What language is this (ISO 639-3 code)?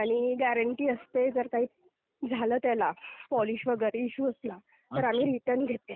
mar